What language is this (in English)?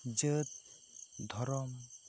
Santali